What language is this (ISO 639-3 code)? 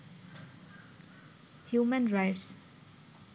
ben